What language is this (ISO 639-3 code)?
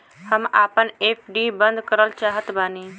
bho